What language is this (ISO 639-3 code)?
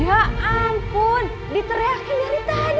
ind